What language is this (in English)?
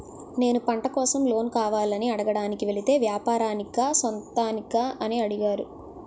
Telugu